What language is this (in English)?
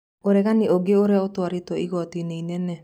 Kikuyu